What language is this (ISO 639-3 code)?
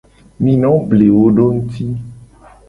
gej